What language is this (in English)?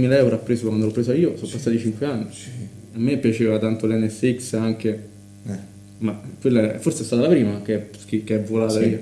Italian